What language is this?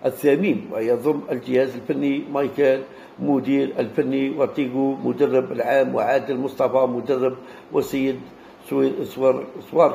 Arabic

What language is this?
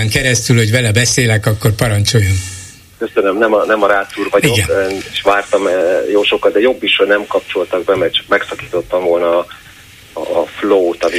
Hungarian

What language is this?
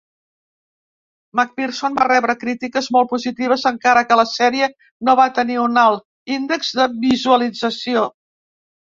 Catalan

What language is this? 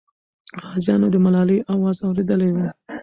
Pashto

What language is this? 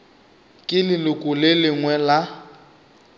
Northern Sotho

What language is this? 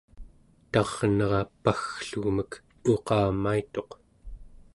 Central Yupik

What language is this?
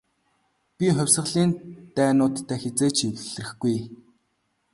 Mongolian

